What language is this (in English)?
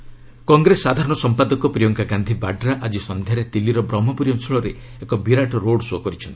Odia